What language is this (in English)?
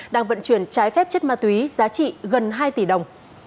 Vietnamese